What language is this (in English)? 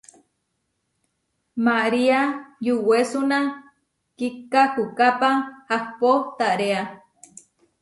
Huarijio